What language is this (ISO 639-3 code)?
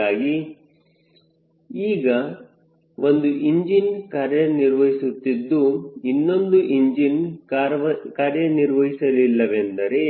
kan